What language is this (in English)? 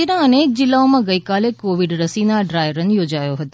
Gujarati